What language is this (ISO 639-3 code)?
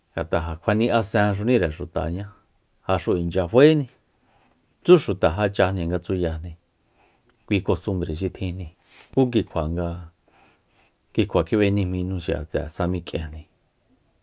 vmp